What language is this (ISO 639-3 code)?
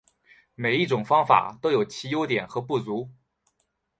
zho